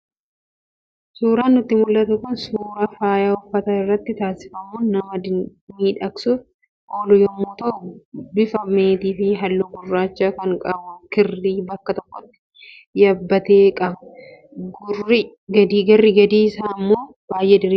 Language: Oromo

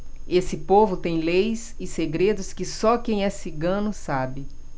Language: Portuguese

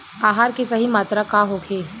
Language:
Bhojpuri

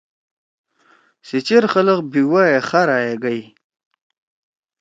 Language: Torwali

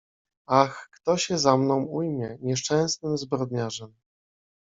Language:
Polish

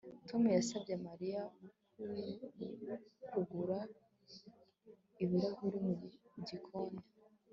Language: Kinyarwanda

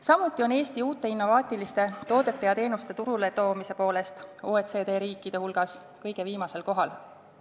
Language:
Estonian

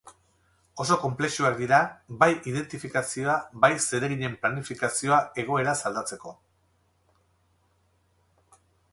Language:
Basque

